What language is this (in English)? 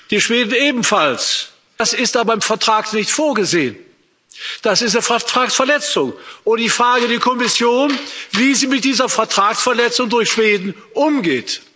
German